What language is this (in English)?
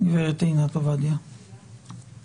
Hebrew